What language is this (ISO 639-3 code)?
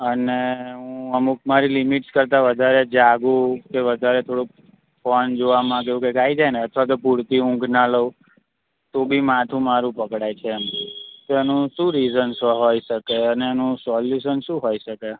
guj